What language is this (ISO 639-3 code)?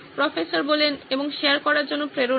ben